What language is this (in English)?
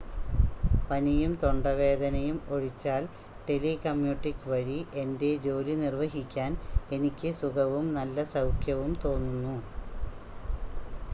Malayalam